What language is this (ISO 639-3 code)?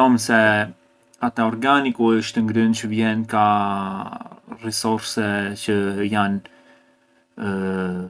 aae